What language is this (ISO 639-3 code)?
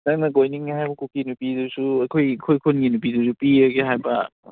mni